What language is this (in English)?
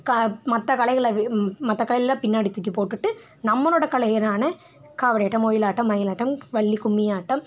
Tamil